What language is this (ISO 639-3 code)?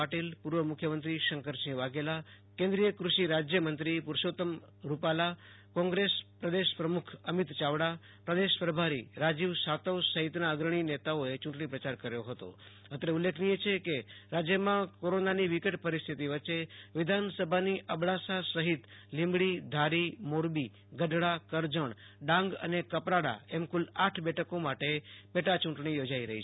guj